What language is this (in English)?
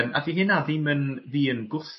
Welsh